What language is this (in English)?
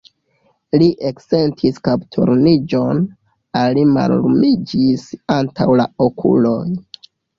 Esperanto